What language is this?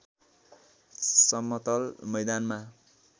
Nepali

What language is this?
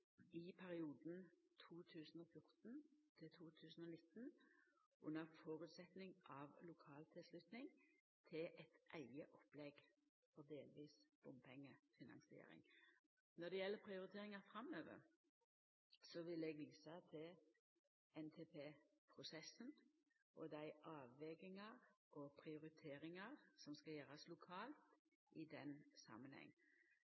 Norwegian Nynorsk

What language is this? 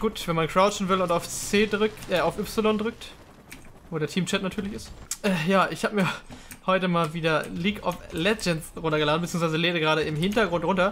German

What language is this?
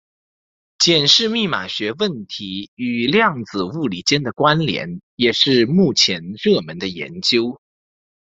Chinese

